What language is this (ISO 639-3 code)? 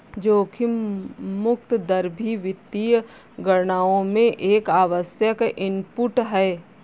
hin